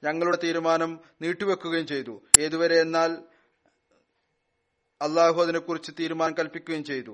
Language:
Malayalam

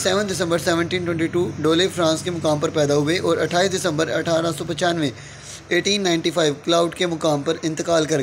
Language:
Hindi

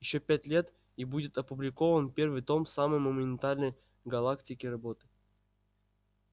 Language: Russian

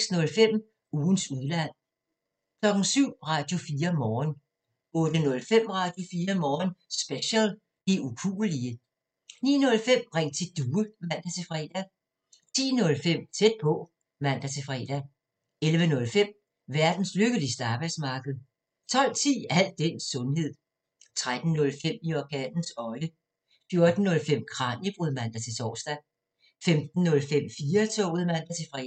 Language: Danish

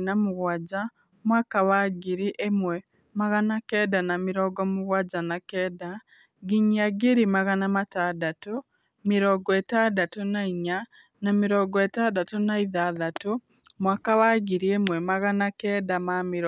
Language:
Kikuyu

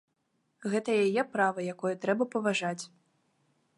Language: Belarusian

